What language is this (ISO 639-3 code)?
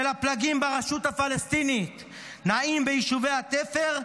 heb